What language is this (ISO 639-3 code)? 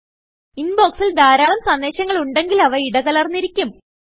mal